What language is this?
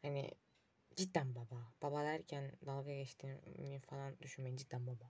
Turkish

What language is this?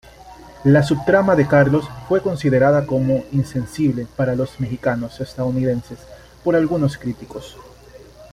Spanish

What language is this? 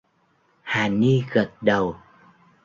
Vietnamese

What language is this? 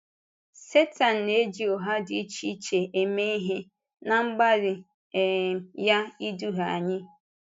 Igbo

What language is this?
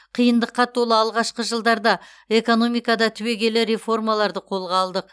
Kazakh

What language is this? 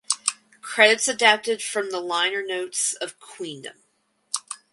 English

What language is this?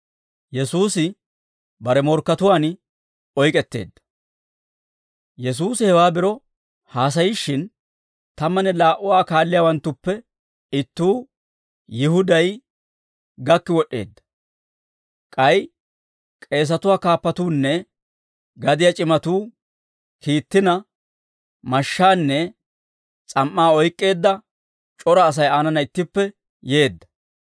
Dawro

